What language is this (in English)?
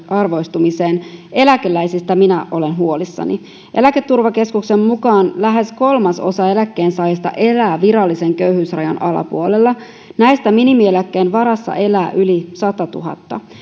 Finnish